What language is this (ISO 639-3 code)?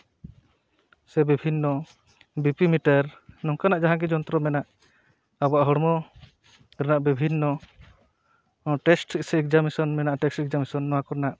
sat